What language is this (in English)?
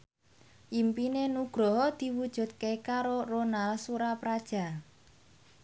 Javanese